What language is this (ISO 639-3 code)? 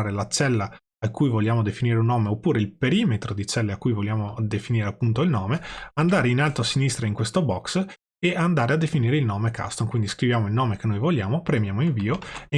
ita